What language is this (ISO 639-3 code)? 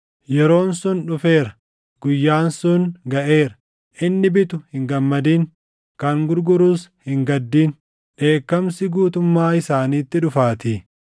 orm